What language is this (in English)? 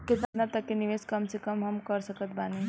Bhojpuri